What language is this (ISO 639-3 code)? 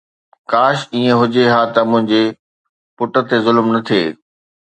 snd